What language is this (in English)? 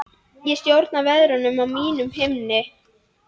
Icelandic